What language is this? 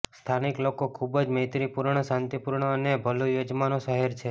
Gujarati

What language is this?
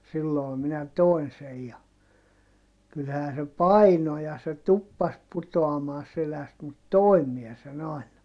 Finnish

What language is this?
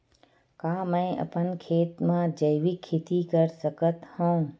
Chhattisgarhi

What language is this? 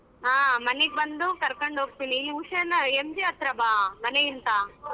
Kannada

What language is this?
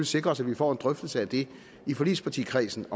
Danish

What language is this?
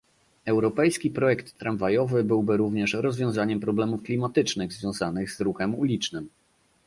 Polish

